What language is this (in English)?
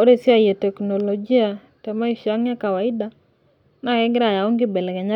Masai